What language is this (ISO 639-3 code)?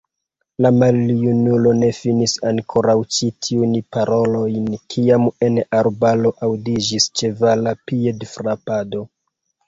epo